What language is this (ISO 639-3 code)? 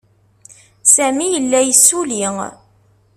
kab